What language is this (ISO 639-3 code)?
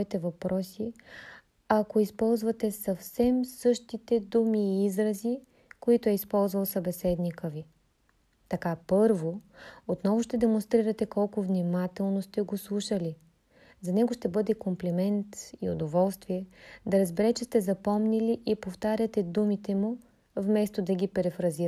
bul